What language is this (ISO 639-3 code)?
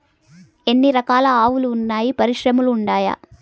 tel